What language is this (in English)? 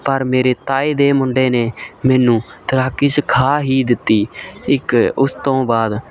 Punjabi